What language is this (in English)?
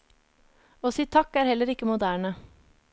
Norwegian